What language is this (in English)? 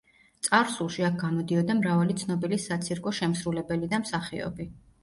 Georgian